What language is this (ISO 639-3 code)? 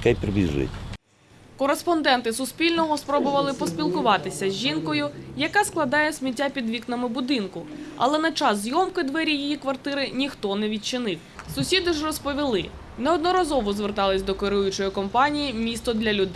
ukr